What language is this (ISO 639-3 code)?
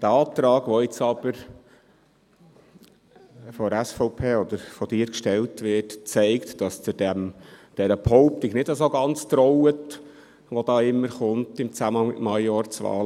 gsw